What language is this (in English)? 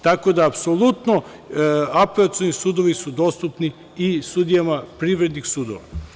Serbian